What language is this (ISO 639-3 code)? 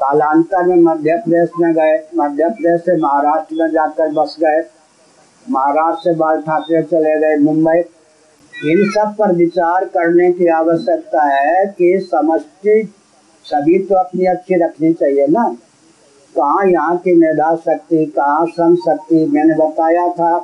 hin